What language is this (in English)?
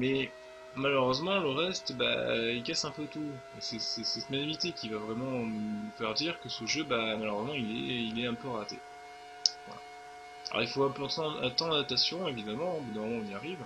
French